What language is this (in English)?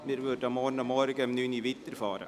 Swiss German